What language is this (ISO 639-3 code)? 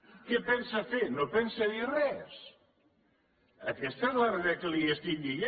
cat